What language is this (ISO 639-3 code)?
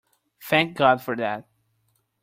eng